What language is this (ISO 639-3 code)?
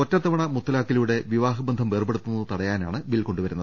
mal